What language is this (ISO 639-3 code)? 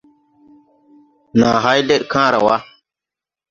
tui